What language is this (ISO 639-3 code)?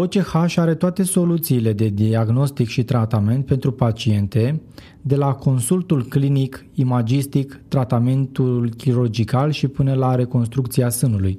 ron